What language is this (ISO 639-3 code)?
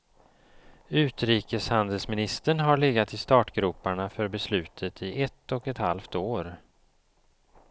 swe